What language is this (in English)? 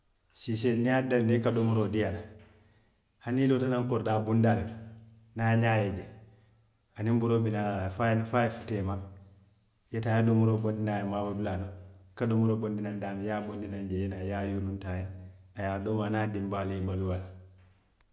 Western Maninkakan